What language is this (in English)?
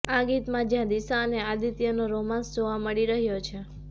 Gujarati